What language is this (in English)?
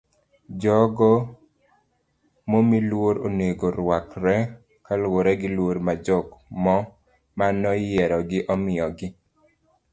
Luo (Kenya and Tanzania)